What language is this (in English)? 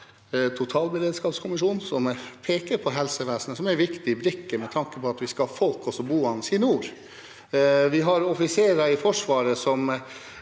Norwegian